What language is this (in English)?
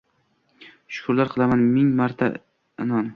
Uzbek